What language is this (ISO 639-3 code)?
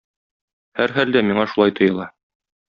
tat